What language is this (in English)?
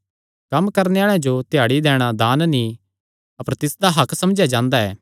Kangri